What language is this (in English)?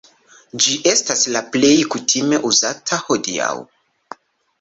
Esperanto